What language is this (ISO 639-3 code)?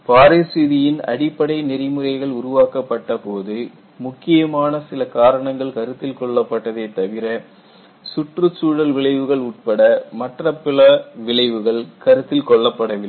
tam